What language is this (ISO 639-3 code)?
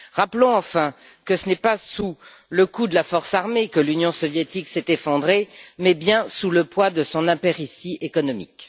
fra